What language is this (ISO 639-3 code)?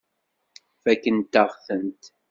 kab